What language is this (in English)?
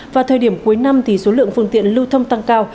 Vietnamese